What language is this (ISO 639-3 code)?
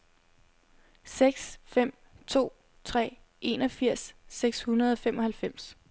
dan